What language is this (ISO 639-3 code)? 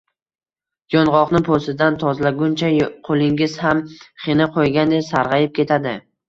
uzb